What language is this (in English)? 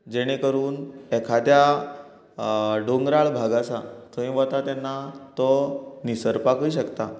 Konkani